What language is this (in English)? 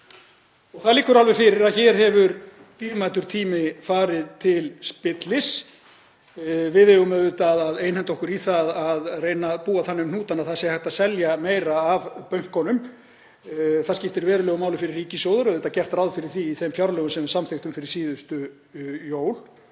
Icelandic